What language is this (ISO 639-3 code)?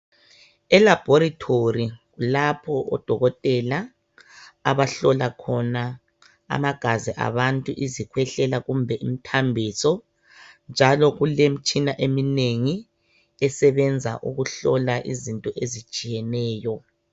nde